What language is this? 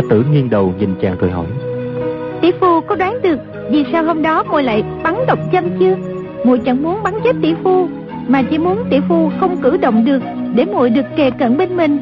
Vietnamese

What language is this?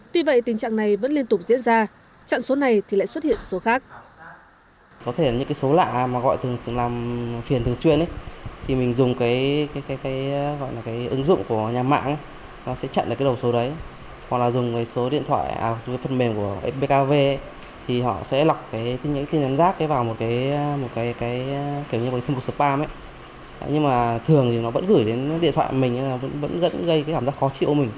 Vietnamese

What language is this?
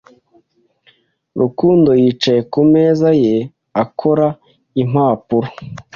Kinyarwanda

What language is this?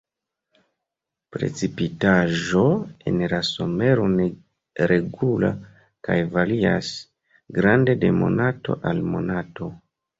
Esperanto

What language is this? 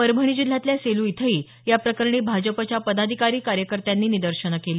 Marathi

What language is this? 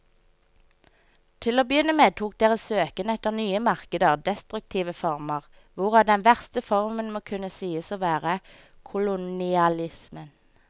Norwegian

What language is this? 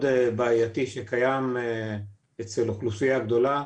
Hebrew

